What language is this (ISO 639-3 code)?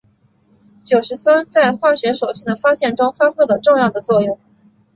zho